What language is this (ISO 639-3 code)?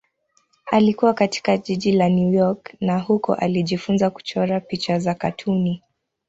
swa